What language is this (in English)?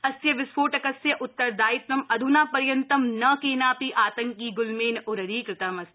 Sanskrit